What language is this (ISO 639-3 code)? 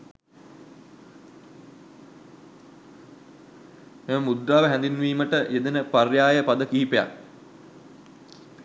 sin